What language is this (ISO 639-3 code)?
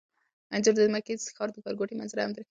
pus